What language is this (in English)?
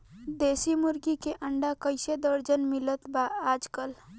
Bhojpuri